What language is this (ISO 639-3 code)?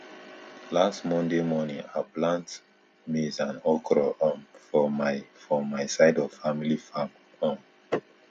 pcm